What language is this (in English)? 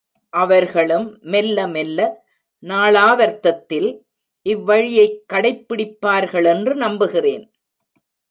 Tamil